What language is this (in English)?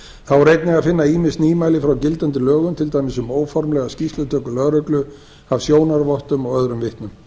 Icelandic